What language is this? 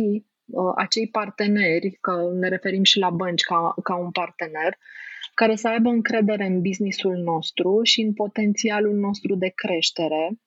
Romanian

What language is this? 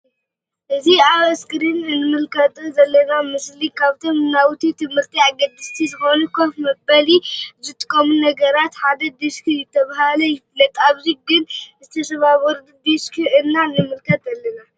Tigrinya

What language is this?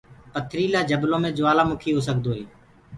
Gurgula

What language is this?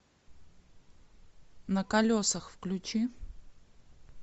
Russian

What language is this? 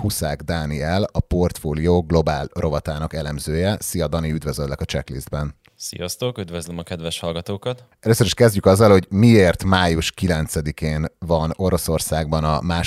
Hungarian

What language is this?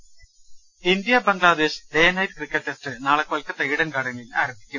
Malayalam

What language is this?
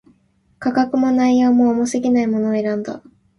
Japanese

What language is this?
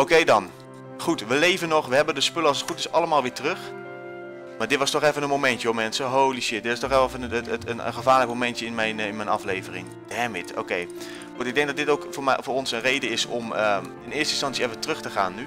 Dutch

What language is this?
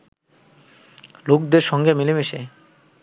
Bangla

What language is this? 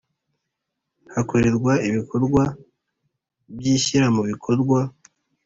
Kinyarwanda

